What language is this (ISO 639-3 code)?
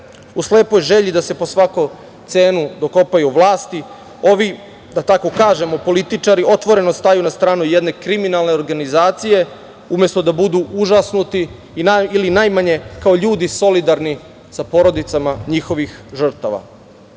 srp